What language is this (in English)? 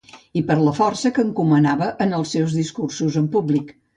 Catalan